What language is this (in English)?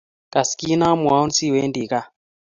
Kalenjin